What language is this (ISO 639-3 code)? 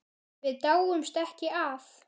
isl